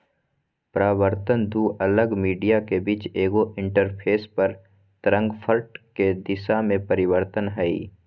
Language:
Magahi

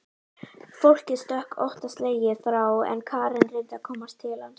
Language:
Icelandic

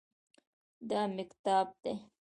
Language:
Pashto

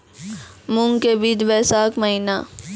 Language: Maithili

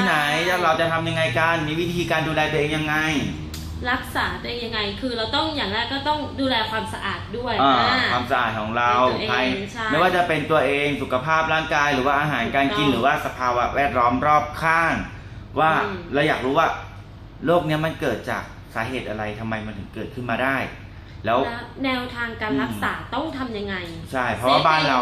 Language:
Thai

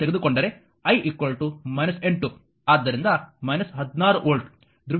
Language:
Kannada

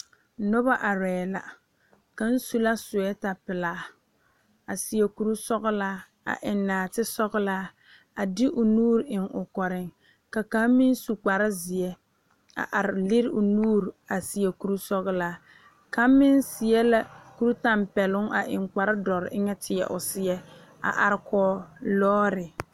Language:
Southern Dagaare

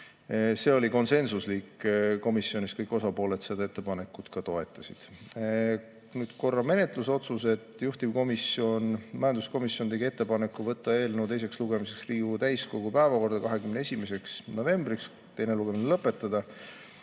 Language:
Estonian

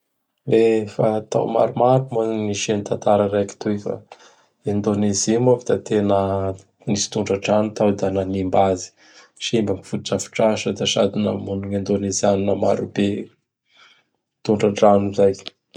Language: Bara Malagasy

